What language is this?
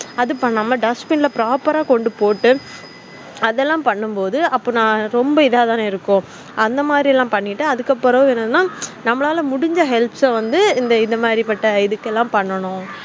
Tamil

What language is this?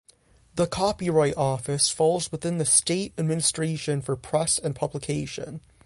English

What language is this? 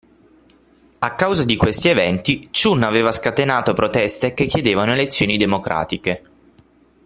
Italian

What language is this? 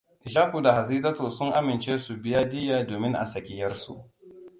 Hausa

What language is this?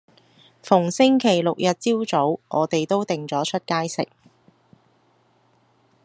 Cantonese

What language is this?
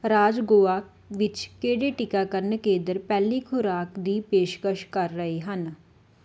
Punjabi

